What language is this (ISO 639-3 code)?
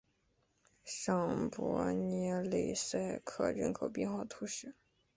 zho